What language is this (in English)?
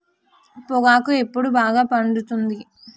Telugu